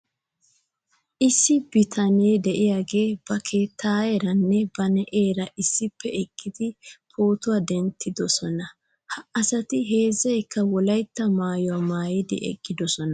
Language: Wolaytta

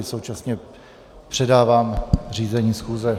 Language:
Czech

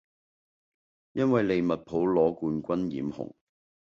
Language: Cantonese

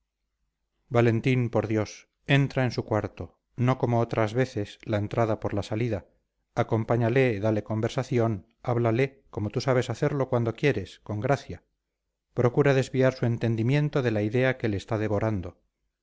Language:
Spanish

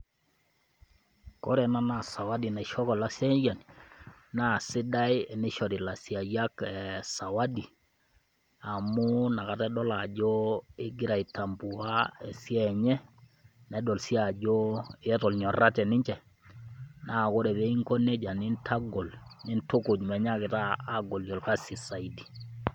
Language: Masai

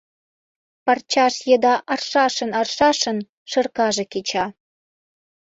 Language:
Mari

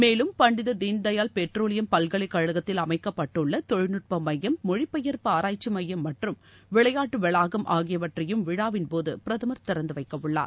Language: Tamil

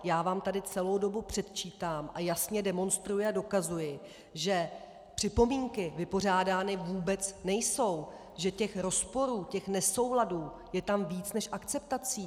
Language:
Czech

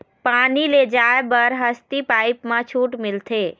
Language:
Chhattisgarhi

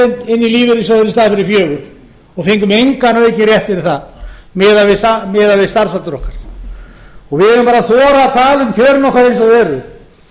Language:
Icelandic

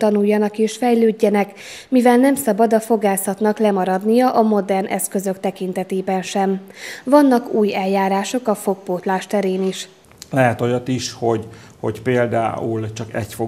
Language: Hungarian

